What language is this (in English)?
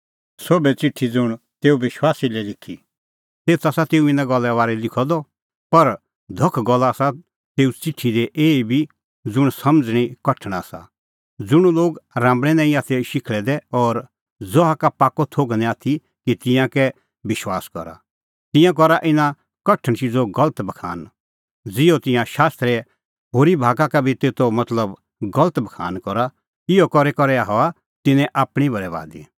Kullu Pahari